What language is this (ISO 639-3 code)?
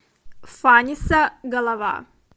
rus